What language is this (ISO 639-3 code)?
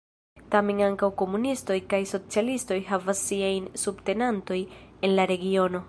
epo